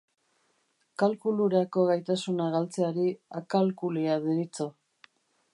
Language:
Basque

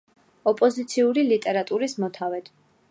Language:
Georgian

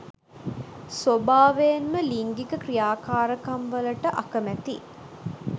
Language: Sinhala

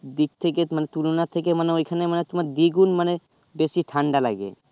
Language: Bangla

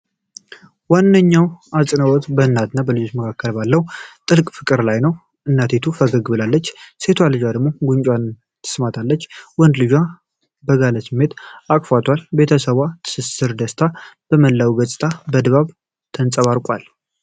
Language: Amharic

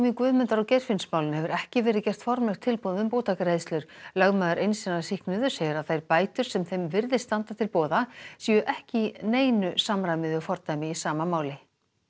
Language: Icelandic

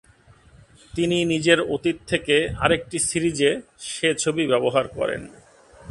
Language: Bangla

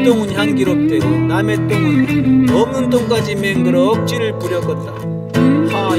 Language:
Korean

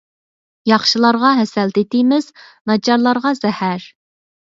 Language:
Uyghur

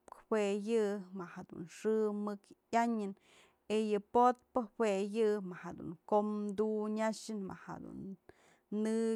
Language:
Mazatlán Mixe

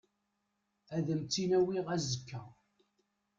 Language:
Kabyle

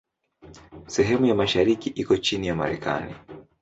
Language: Swahili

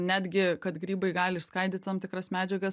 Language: Lithuanian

